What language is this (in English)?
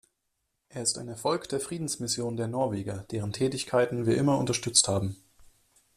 German